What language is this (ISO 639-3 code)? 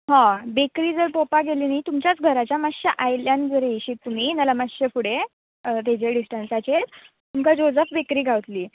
kok